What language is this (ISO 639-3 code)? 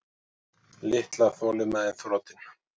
isl